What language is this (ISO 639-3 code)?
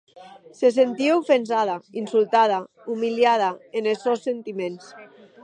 oci